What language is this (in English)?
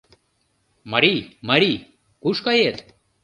Mari